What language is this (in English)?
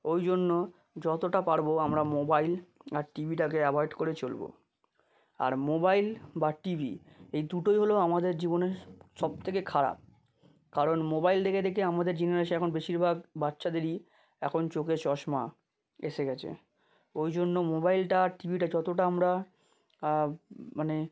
Bangla